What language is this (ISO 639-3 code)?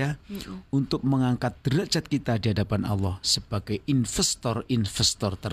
ind